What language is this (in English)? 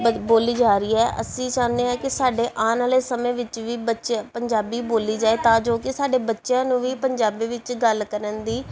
Punjabi